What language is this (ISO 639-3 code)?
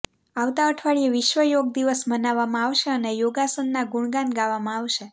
guj